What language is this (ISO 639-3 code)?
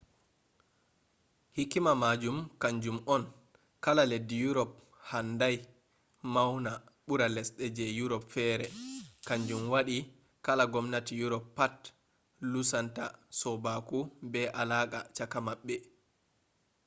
ful